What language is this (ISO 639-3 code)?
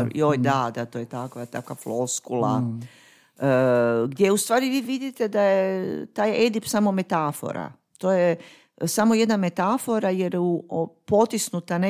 hrv